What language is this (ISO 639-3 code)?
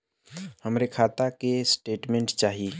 bho